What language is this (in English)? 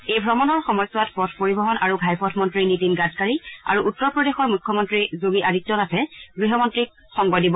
Assamese